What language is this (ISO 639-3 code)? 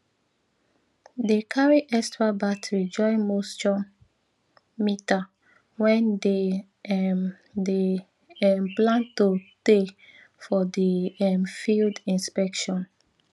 pcm